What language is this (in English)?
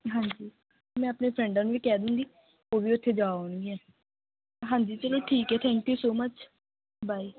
Punjabi